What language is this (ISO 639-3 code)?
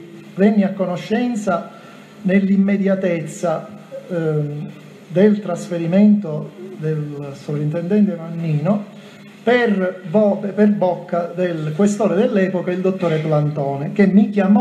ita